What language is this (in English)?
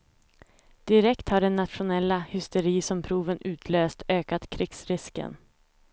Swedish